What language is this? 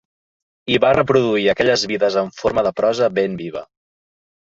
Catalan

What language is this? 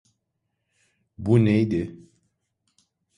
Turkish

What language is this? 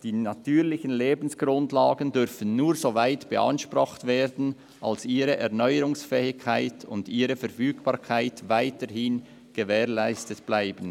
Swiss German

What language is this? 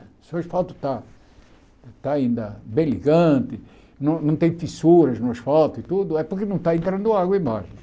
Portuguese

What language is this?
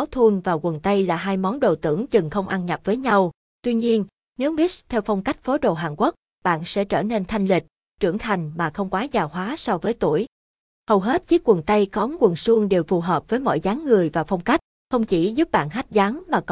Vietnamese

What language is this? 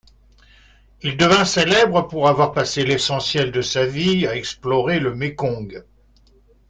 French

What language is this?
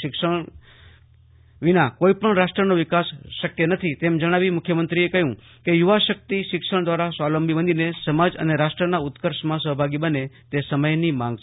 Gujarati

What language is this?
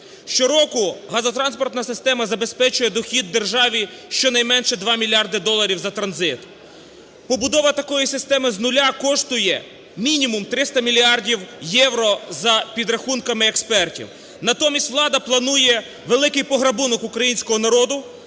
Ukrainian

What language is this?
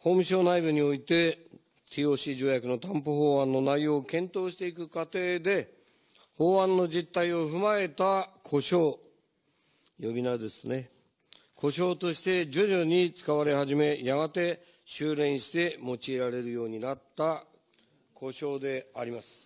Japanese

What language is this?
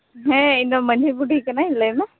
Santali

